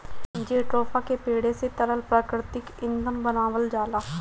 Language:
Bhojpuri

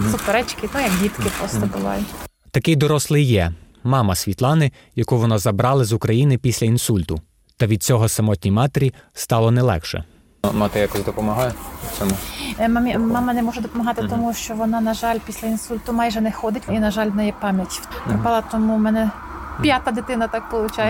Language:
Ukrainian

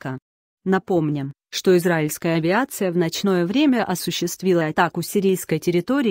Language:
Russian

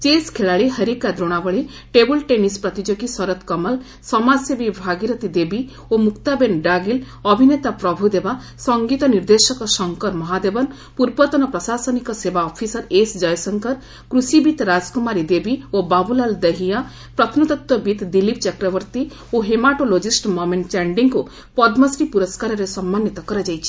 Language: Odia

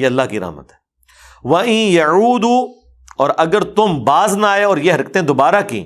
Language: Urdu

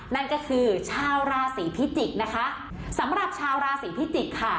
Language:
Thai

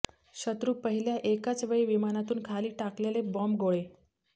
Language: Marathi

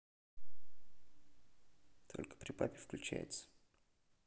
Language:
Russian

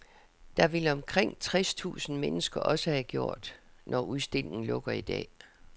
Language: Danish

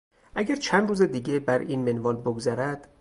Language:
Persian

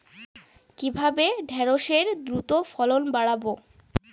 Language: Bangla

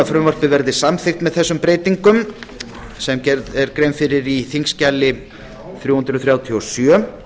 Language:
Icelandic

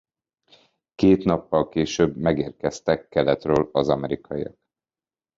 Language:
Hungarian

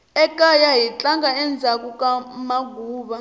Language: Tsonga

